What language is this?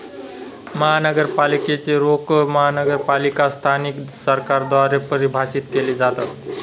Marathi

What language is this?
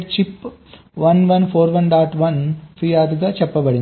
Telugu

